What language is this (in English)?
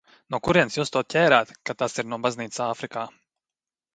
Latvian